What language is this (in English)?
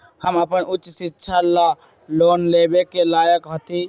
Magahi